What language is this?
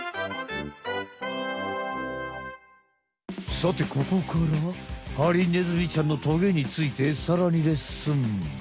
Japanese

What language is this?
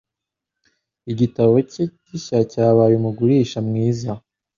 Kinyarwanda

